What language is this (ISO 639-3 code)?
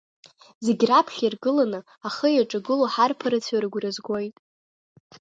abk